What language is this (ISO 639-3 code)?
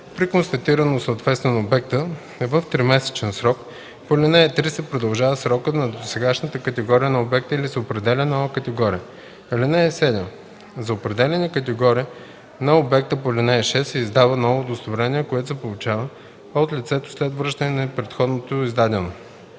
bul